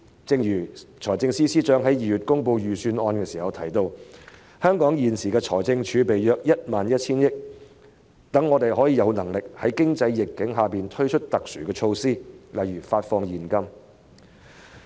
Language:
Cantonese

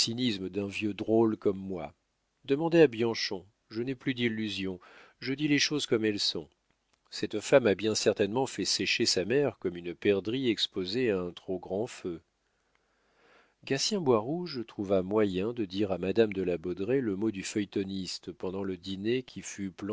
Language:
French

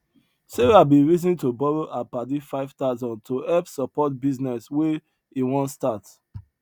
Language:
Nigerian Pidgin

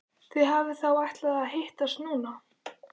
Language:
Icelandic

